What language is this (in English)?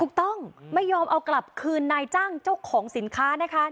Thai